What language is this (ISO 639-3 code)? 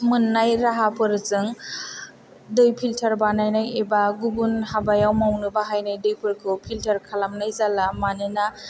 brx